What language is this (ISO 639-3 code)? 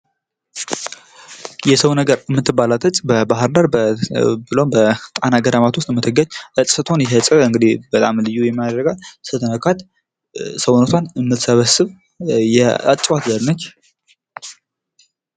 amh